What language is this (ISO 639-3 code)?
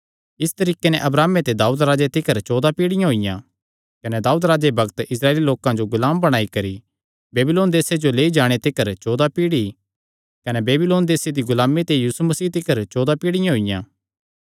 xnr